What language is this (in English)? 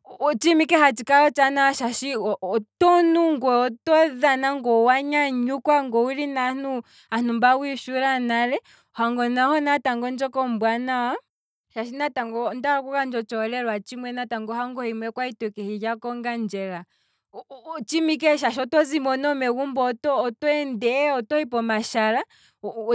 Kwambi